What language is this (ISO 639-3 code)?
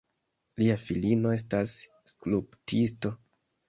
epo